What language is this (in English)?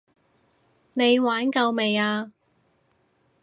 Cantonese